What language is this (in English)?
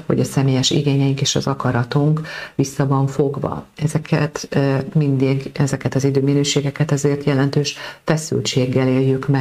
Hungarian